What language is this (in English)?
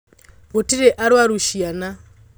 Kikuyu